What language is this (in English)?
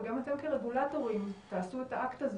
Hebrew